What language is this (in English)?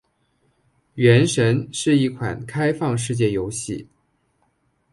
Chinese